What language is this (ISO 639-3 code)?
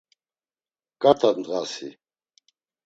lzz